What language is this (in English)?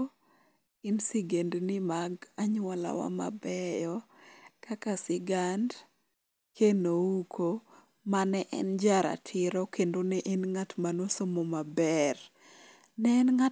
Luo (Kenya and Tanzania)